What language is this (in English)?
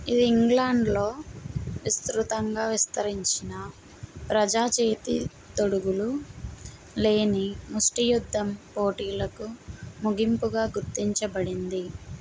Telugu